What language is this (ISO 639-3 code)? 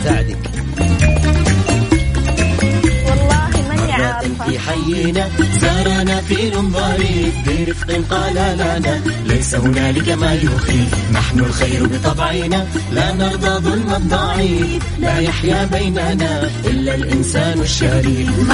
ara